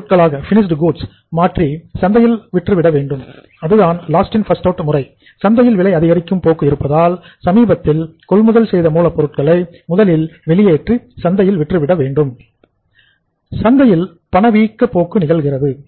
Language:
Tamil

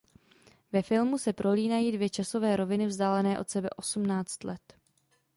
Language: Czech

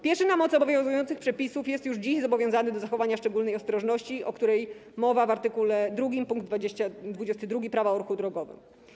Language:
Polish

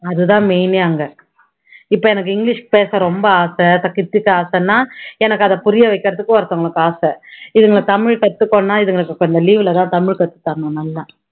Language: Tamil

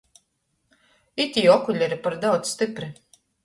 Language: Latgalian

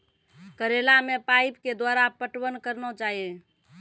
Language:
Maithili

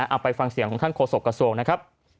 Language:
Thai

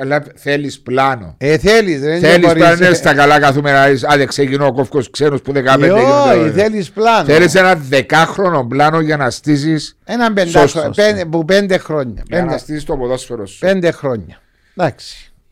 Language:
Greek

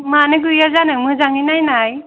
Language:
Bodo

